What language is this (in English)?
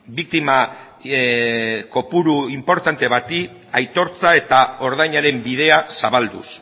Basque